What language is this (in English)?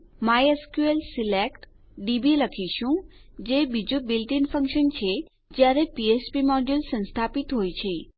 Gujarati